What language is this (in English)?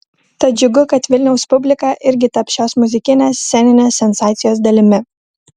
Lithuanian